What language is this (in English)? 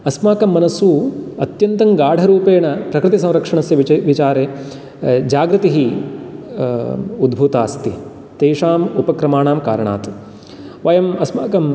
Sanskrit